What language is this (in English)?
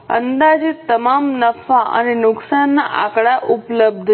Gujarati